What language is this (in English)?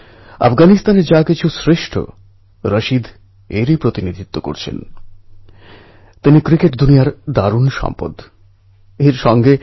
Bangla